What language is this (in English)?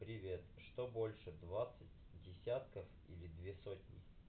Russian